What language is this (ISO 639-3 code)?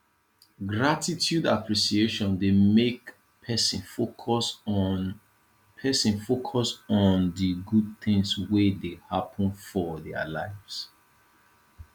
pcm